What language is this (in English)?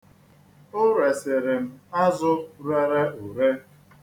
Igbo